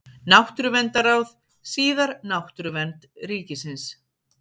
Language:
Icelandic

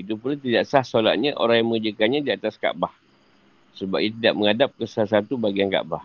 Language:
Malay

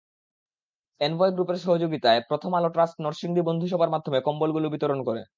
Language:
Bangla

